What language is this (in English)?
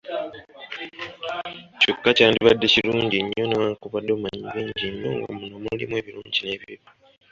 Ganda